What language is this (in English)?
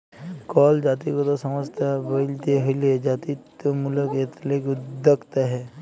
Bangla